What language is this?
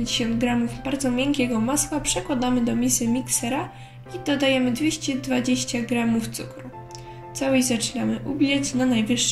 Polish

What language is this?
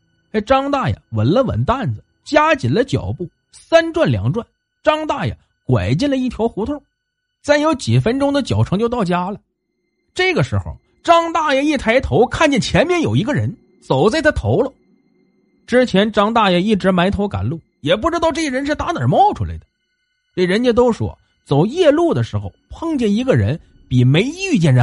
Chinese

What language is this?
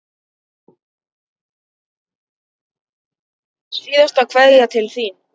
Icelandic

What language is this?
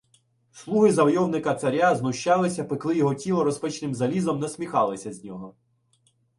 Ukrainian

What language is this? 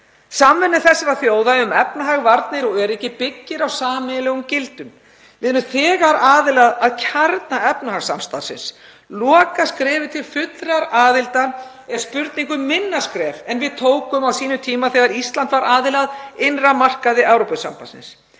Icelandic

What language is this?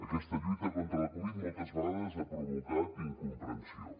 Catalan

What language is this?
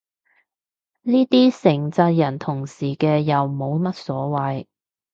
Cantonese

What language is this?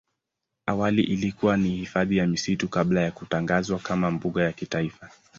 Swahili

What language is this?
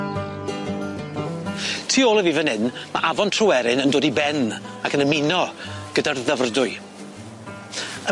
Welsh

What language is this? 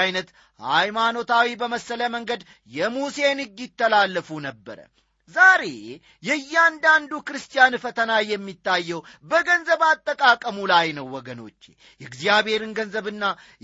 Amharic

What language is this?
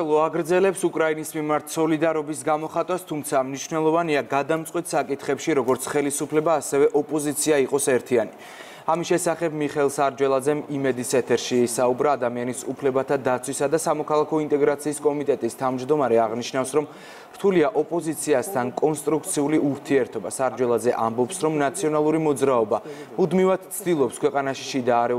Romanian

